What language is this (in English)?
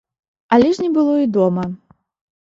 Belarusian